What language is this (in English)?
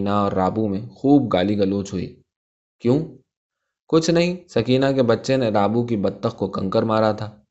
Urdu